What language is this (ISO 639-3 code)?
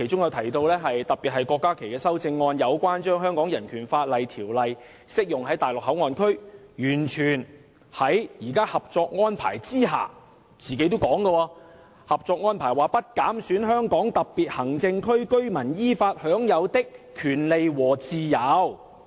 yue